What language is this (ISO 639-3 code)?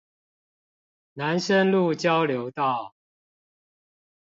zho